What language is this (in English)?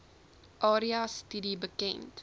Afrikaans